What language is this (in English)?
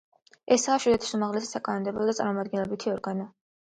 Georgian